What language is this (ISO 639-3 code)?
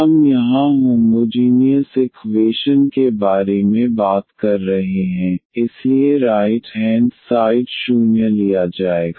hin